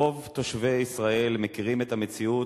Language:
Hebrew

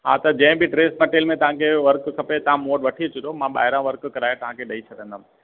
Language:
Sindhi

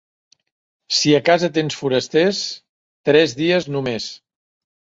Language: Catalan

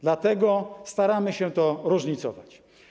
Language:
Polish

